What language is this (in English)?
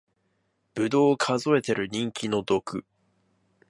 Japanese